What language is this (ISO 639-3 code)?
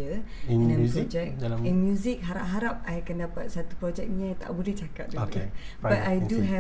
msa